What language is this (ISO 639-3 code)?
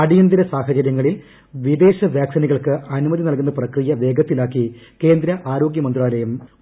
mal